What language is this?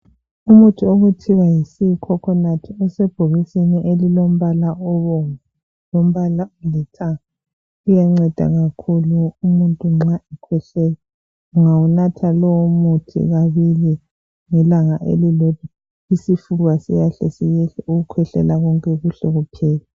North Ndebele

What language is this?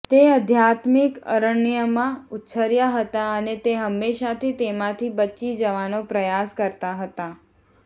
Gujarati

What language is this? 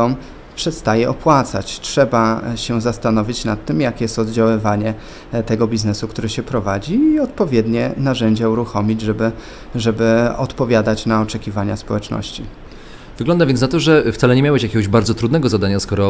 Polish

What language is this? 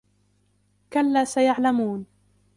Arabic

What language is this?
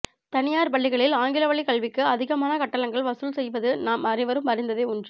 Tamil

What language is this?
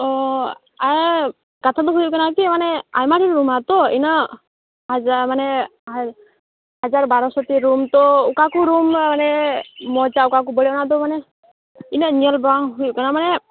Santali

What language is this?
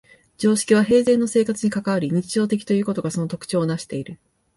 Japanese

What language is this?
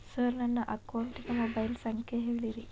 Kannada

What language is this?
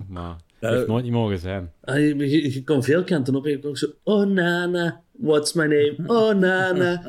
Dutch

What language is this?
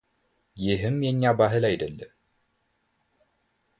Amharic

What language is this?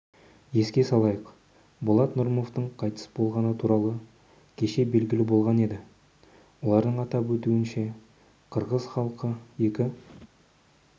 Kazakh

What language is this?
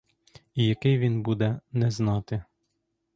Ukrainian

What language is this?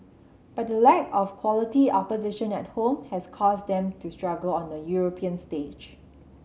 English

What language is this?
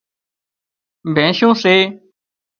Wadiyara Koli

